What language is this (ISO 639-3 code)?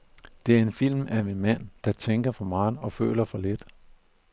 dan